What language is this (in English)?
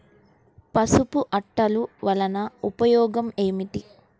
Telugu